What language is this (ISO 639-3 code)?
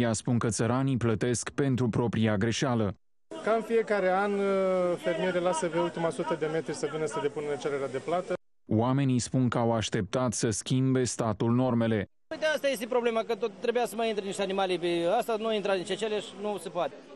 ron